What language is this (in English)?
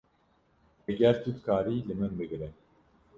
Kurdish